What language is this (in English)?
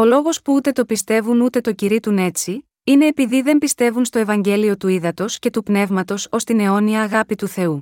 Greek